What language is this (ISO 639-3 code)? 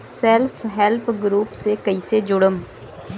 bho